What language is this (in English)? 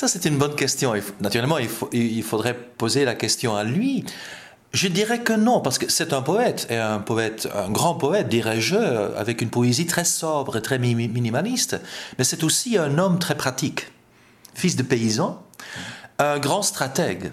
French